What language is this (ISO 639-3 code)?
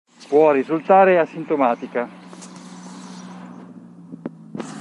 ita